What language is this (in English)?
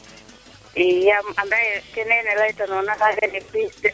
Serer